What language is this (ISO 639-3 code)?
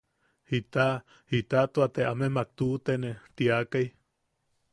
yaq